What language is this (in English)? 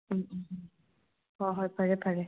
Manipuri